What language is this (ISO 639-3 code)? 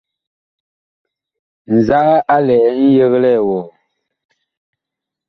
bkh